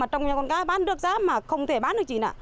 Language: Vietnamese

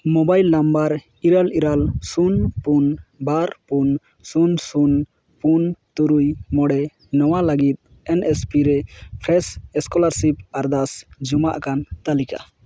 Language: Santali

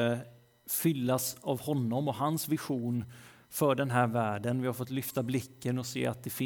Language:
Swedish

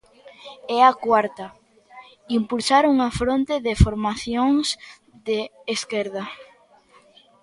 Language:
Galician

